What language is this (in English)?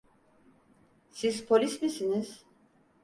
Turkish